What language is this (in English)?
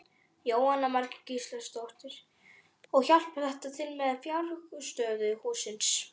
Icelandic